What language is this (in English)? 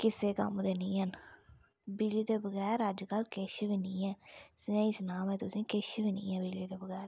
Dogri